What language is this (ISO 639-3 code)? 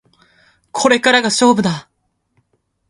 jpn